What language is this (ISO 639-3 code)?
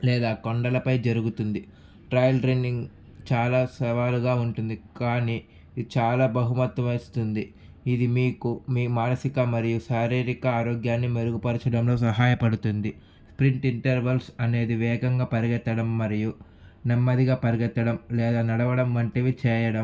tel